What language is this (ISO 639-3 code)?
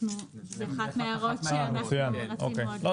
heb